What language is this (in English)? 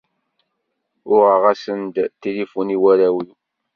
Kabyle